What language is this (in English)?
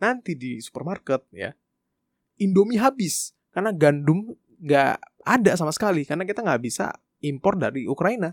Indonesian